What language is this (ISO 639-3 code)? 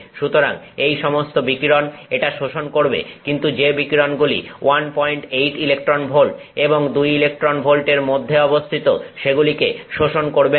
ben